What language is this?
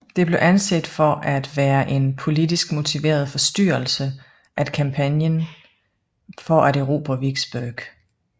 Danish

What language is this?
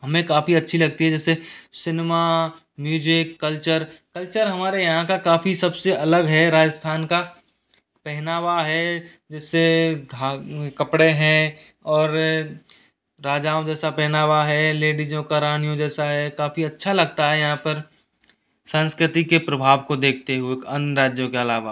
Hindi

